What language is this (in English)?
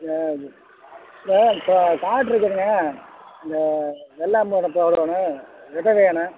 Tamil